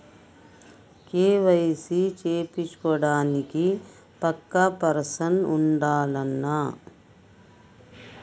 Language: Telugu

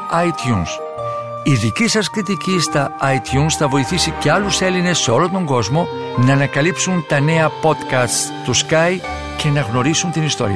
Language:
Greek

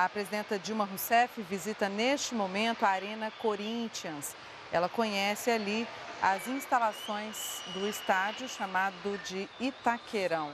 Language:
Portuguese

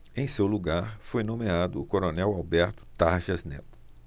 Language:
Portuguese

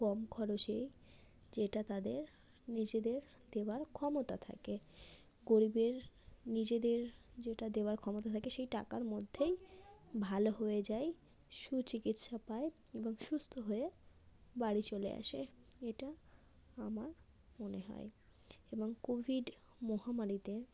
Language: Bangla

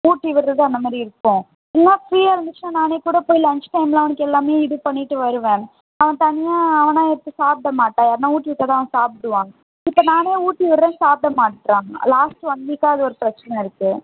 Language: Tamil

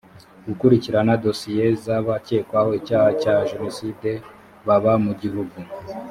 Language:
Kinyarwanda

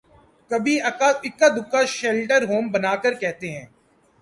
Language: Urdu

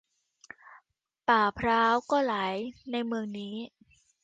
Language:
Thai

